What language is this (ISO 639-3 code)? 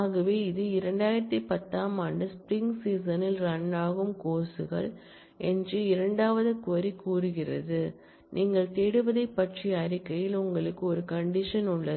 tam